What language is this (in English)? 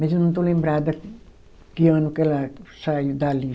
Portuguese